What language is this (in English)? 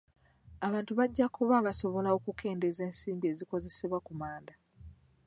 Ganda